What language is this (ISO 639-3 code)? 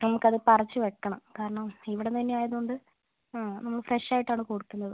mal